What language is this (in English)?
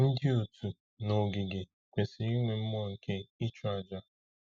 Igbo